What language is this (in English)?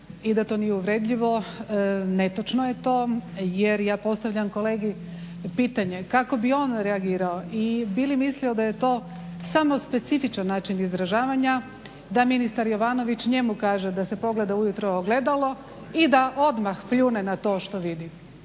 Croatian